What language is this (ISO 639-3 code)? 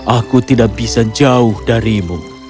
ind